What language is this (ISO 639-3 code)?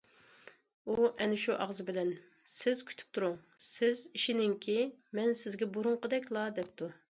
uig